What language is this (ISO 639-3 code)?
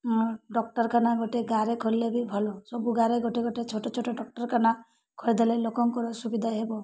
ori